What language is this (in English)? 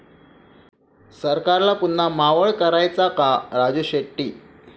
Marathi